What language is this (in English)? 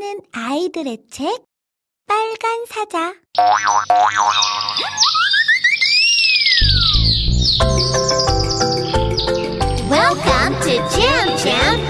English